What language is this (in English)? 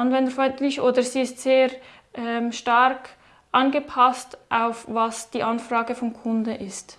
German